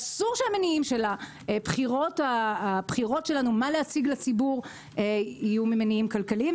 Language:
Hebrew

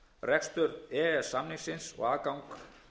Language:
Icelandic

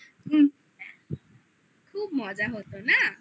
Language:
Bangla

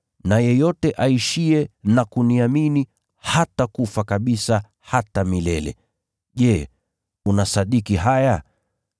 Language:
Swahili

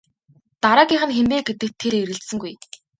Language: Mongolian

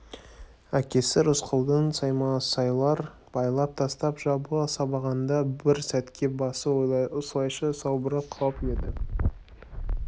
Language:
Kazakh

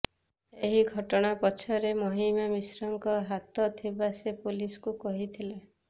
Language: Odia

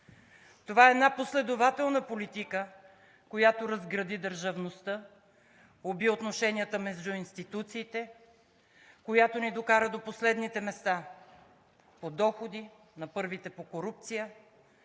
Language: Bulgarian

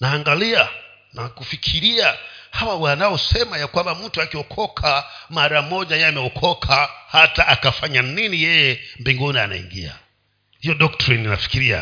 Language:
Swahili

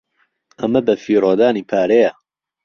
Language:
Central Kurdish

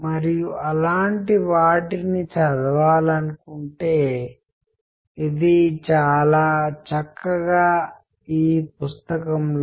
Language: Telugu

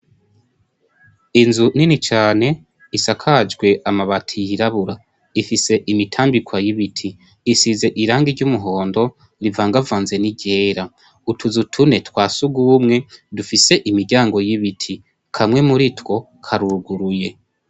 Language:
Rundi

